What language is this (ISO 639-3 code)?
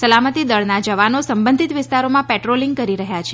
guj